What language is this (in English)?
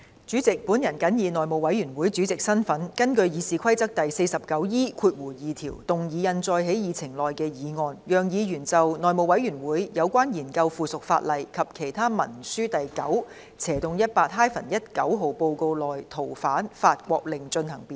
Cantonese